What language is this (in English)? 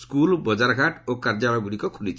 Odia